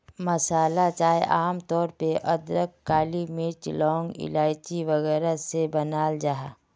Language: Magahi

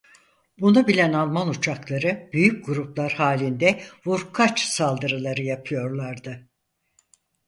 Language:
Turkish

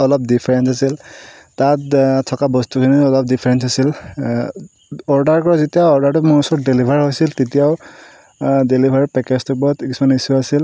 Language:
Assamese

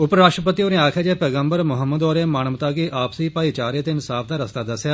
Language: Dogri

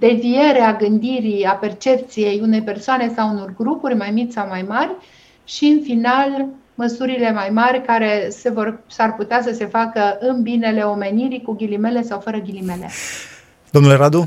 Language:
Romanian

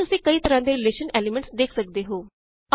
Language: Punjabi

